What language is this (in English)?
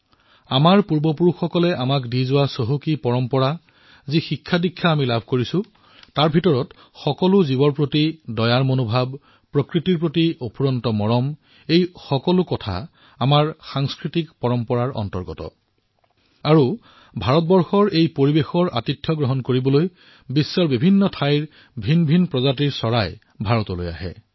Assamese